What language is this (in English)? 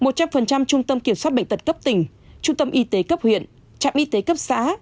Vietnamese